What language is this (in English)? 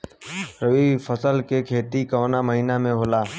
Bhojpuri